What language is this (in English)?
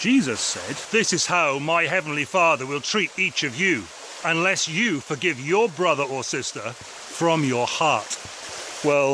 English